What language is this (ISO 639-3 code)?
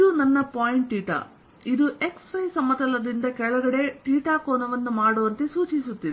kan